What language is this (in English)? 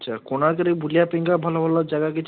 Odia